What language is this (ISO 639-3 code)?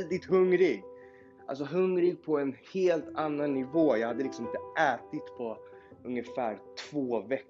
swe